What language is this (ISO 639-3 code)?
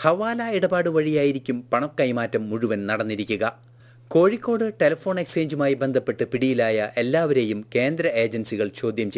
eng